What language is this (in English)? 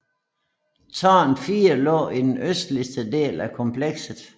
Danish